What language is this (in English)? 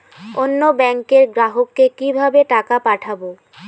Bangla